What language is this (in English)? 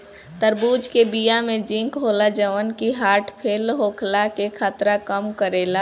Bhojpuri